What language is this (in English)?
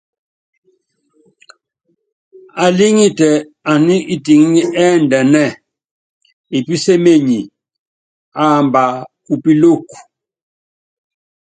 Yangben